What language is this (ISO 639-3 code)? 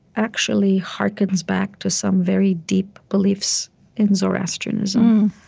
eng